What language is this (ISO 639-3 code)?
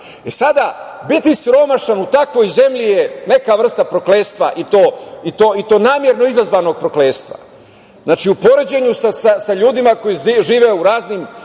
srp